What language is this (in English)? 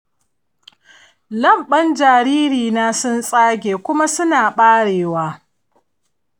Hausa